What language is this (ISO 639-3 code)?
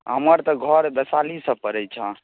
mai